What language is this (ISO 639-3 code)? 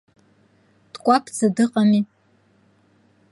abk